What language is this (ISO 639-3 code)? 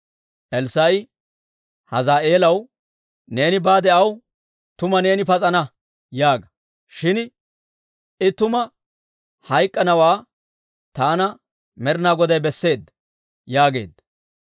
dwr